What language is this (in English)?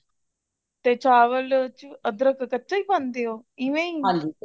Punjabi